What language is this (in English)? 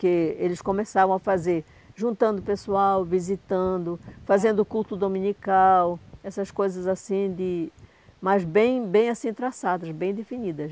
Portuguese